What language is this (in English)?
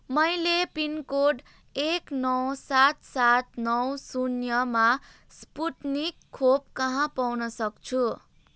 Nepali